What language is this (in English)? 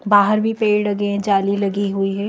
Hindi